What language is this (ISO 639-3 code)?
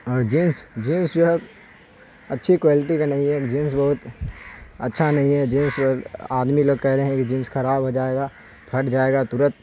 urd